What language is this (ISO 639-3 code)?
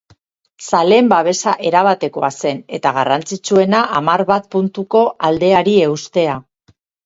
eus